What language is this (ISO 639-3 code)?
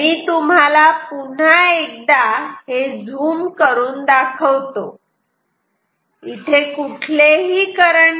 mar